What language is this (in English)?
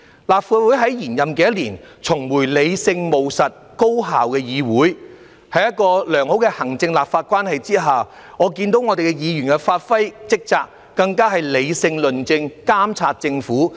Cantonese